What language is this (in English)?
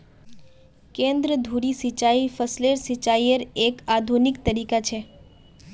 Magahi